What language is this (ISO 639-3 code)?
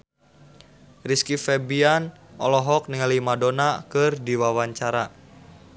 sun